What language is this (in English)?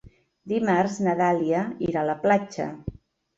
Catalan